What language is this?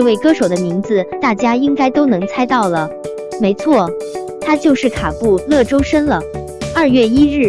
Chinese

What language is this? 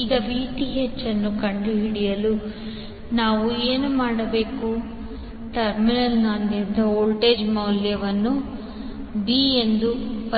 Kannada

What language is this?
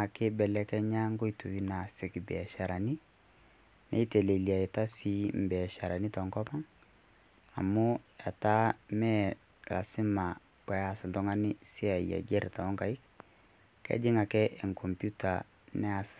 Masai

